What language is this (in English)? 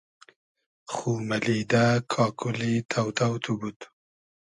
Hazaragi